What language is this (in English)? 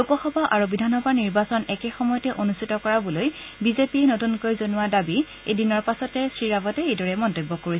Assamese